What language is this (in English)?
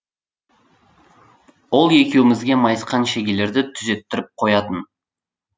Kazakh